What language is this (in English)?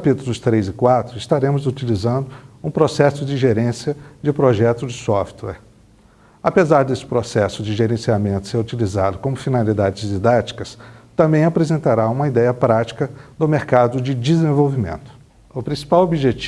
Portuguese